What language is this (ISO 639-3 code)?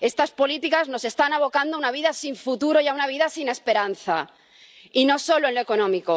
spa